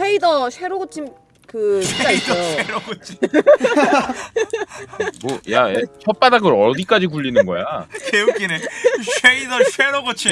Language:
Korean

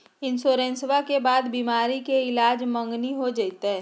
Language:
Magahi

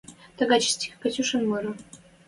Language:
Western Mari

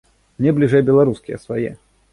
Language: Belarusian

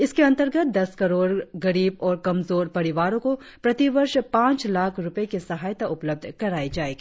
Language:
Hindi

